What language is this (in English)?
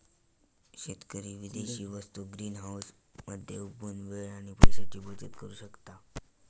Marathi